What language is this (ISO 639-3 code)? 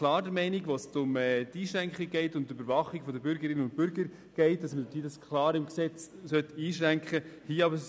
gsw